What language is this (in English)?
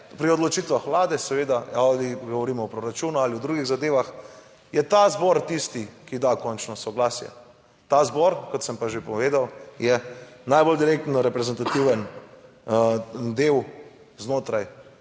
Slovenian